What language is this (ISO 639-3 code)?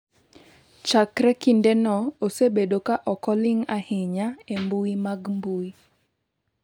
luo